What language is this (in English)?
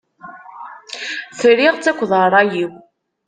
Kabyle